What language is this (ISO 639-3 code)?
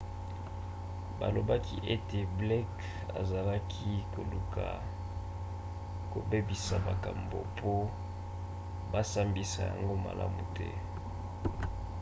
lin